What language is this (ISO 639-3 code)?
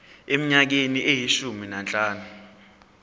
zul